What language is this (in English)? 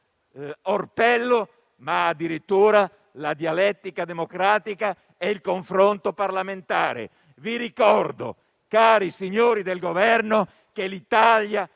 Italian